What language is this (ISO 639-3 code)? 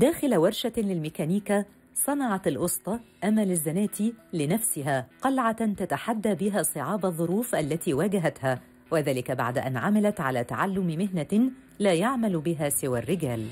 ara